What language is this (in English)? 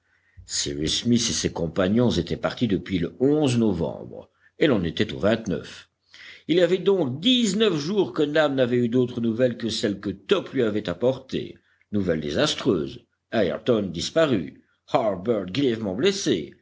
French